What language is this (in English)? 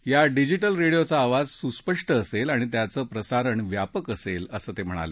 Marathi